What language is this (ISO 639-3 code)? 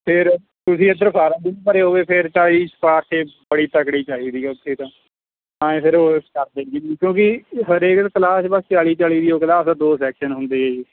pan